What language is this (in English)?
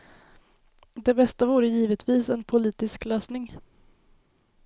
Swedish